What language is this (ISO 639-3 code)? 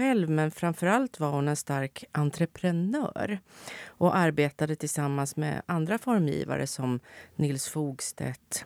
swe